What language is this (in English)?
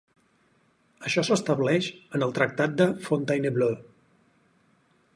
Catalan